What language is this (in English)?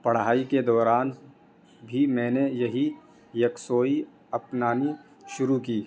Urdu